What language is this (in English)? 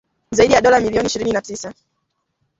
Swahili